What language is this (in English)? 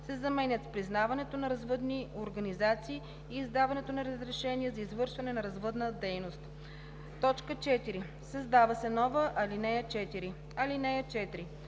Bulgarian